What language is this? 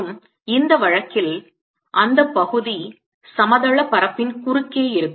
Tamil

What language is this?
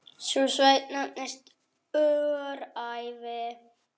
Icelandic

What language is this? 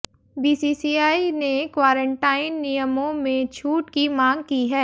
Hindi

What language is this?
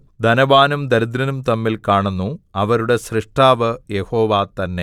Malayalam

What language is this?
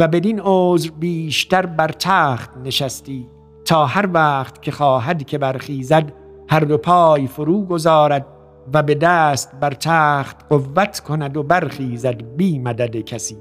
Persian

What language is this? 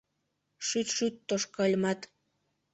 Mari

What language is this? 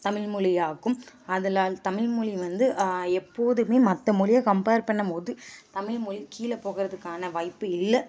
Tamil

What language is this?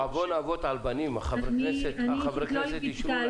Hebrew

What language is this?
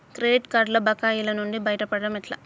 Telugu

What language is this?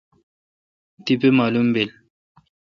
Kalkoti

